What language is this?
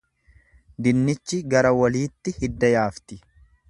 Oromo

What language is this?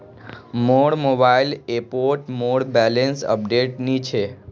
Magahi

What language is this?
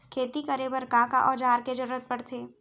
Chhattisgarhi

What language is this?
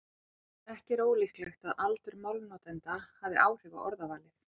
Icelandic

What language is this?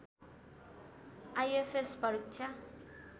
Nepali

